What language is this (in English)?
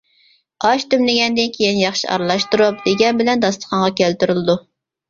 Uyghur